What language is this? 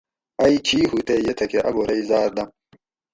Gawri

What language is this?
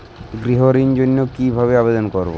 Bangla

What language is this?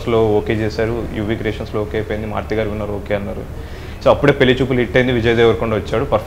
Korean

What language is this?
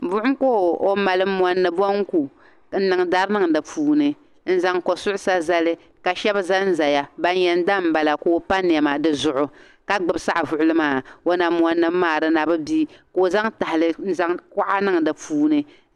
Dagbani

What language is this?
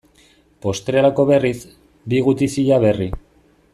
Basque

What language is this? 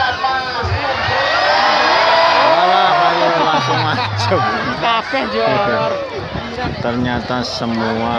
Indonesian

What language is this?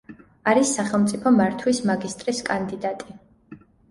Georgian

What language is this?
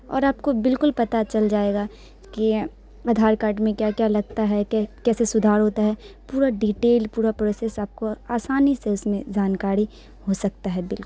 Urdu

